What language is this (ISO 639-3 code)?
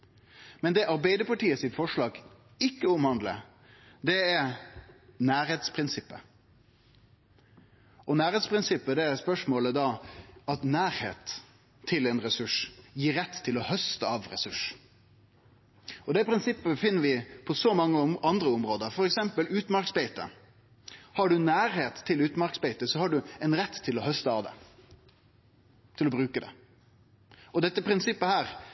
nno